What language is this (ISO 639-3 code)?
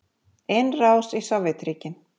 isl